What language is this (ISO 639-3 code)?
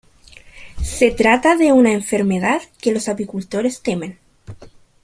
spa